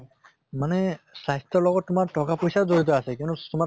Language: Assamese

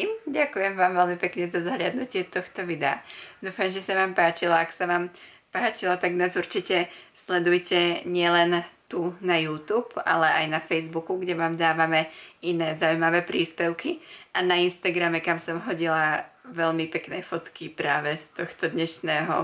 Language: Czech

